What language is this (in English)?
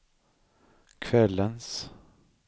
Swedish